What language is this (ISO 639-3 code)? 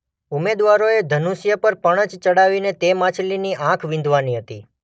guj